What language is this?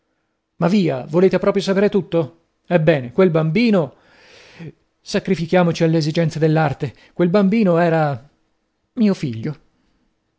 Italian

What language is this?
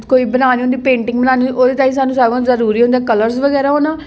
Dogri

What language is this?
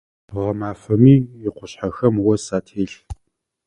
Adyghe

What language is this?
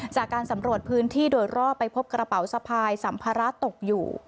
Thai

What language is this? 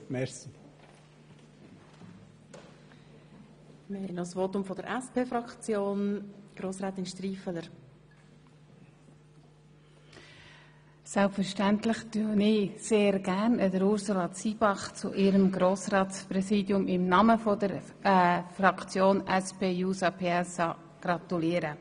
Swiss German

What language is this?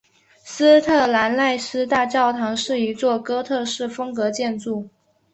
Chinese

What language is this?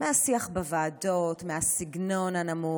Hebrew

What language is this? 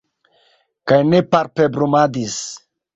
Esperanto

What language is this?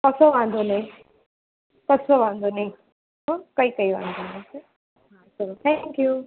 Gujarati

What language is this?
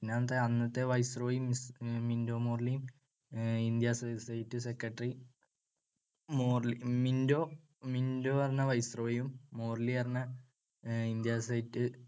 Malayalam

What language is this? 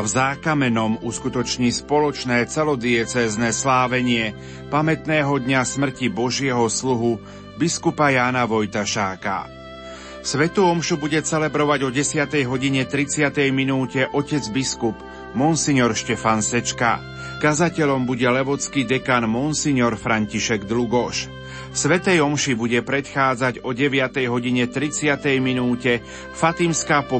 Slovak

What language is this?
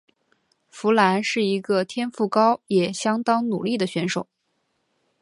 Chinese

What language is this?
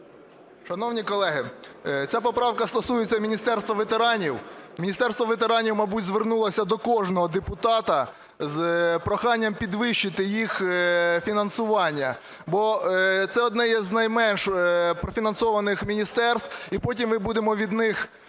Ukrainian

